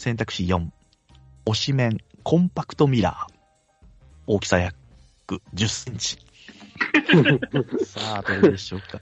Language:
Japanese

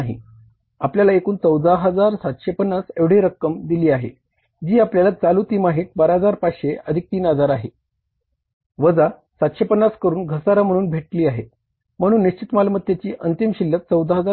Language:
Marathi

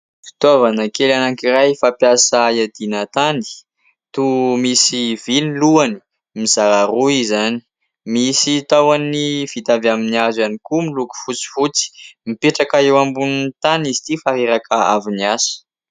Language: Malagasy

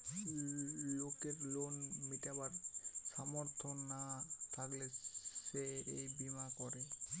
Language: Bangla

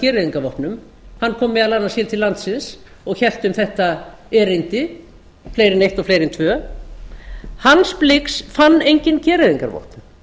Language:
Icelandic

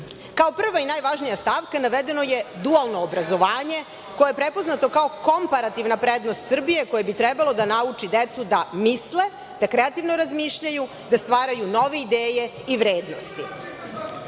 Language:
Serbian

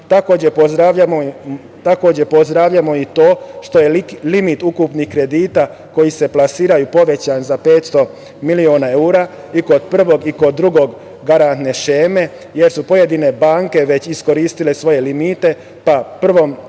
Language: Serbian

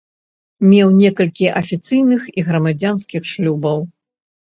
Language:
Belarusian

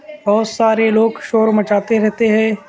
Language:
Urdu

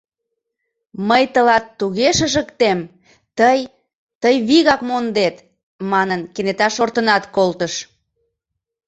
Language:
Mari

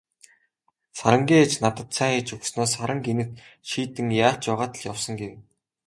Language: Mongolian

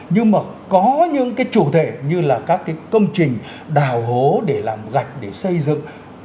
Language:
Vietnamese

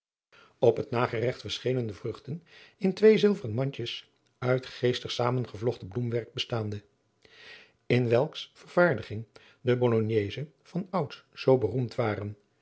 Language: Dutch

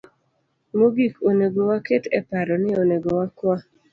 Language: Luo (Kenya and Tanzania)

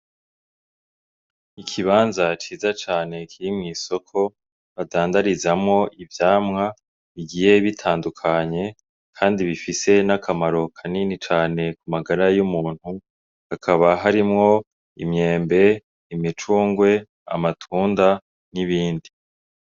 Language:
Rundi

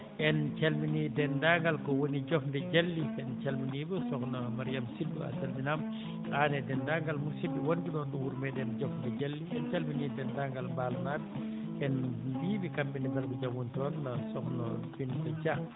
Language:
Fula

